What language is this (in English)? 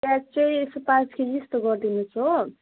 Nepali